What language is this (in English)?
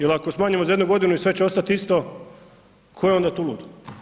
Croatian